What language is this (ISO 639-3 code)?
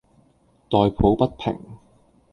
yue